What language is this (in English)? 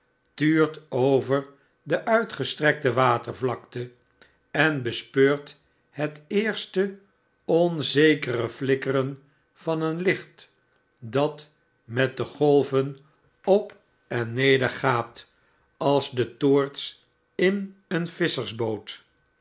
Dutch